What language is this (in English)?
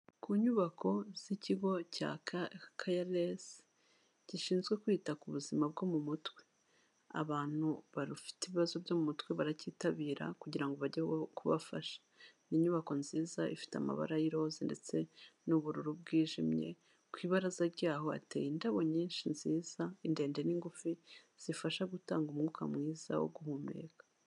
Kinyarwanda